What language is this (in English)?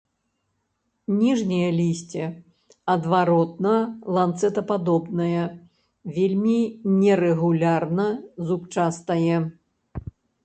Belarusian